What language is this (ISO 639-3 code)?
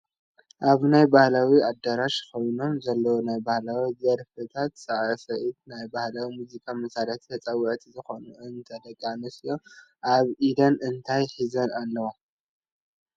tir